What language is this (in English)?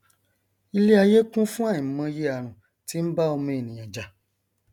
Yoruba